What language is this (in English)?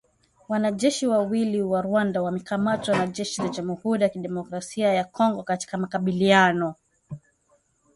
Swahili